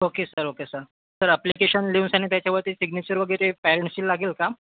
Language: Marathi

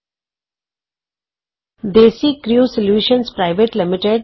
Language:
Punjabi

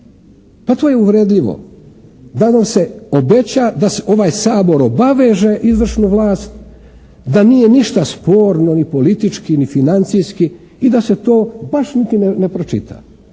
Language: Croatian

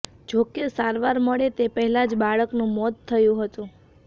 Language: Gujarati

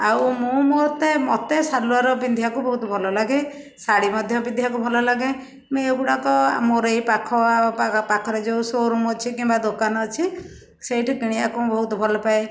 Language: Odia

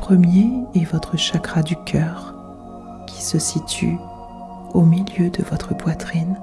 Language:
French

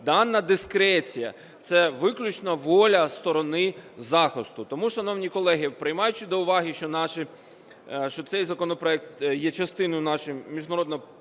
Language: Ukrainian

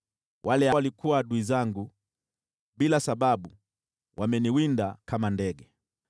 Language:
Swahili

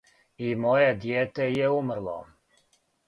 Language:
Serbian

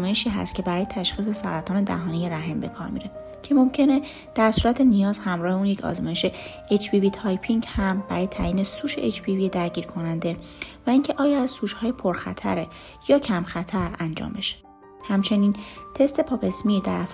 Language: Persian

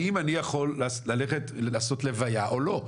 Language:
Hebrew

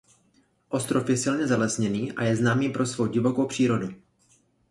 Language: Czech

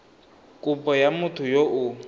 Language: Tswana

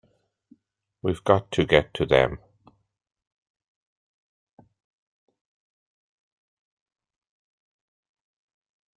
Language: English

